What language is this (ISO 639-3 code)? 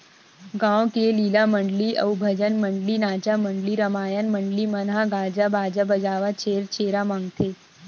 hne